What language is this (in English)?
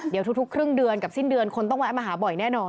Thai